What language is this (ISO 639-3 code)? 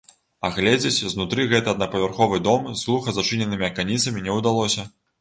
bel